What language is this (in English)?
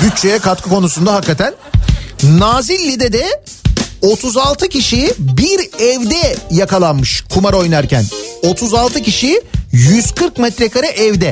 Turkish